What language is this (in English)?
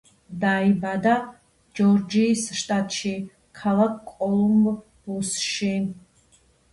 Georgian